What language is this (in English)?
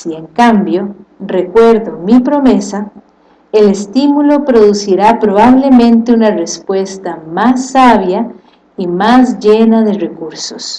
Spanish